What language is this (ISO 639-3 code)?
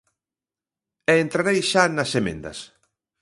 glg